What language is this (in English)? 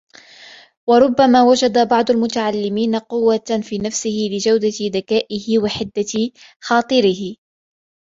Arabic